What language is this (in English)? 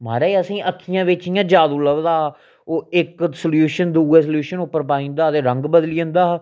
Dogri